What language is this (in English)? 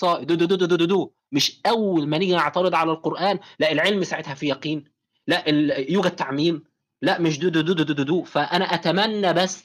Arabic